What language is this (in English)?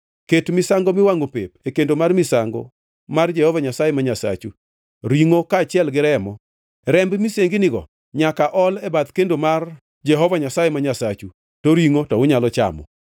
Luo (Kenya and Tanzania)